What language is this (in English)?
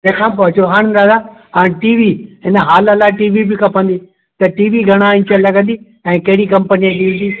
Sindhi